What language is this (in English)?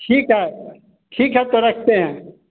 Hindi